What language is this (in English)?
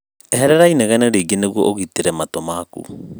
Kikuyu